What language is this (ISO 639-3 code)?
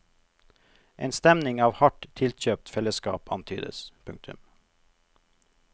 nor